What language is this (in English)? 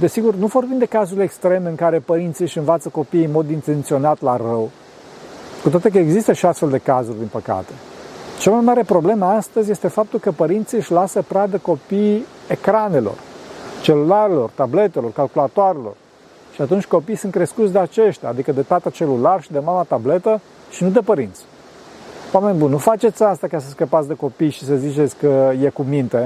Romanian